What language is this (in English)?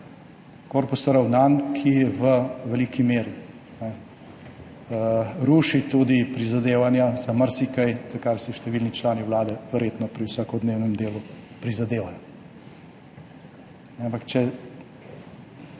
Slovenian